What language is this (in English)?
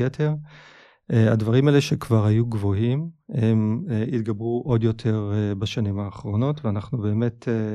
Hebrew